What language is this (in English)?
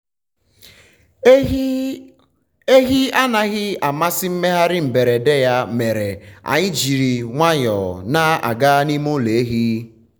Igbo